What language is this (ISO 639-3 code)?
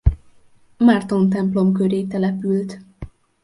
hun